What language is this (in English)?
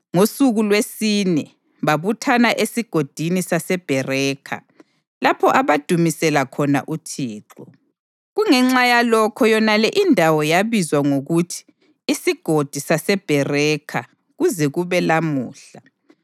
North Ndebele